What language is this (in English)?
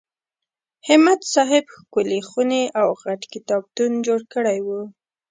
Pashto